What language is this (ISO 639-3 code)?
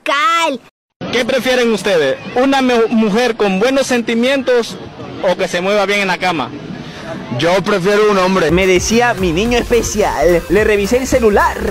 spa